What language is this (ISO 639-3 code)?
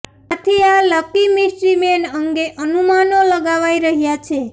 guj